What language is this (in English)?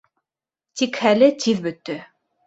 Bashkir